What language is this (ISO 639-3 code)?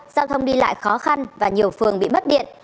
vie